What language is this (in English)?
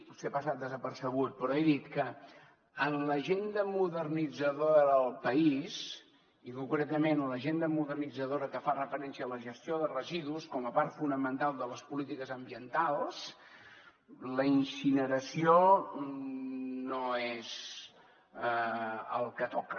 Catalan